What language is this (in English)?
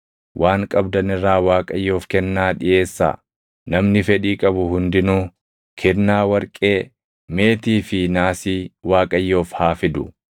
Oromo